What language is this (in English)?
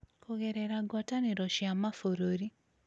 Kikuyu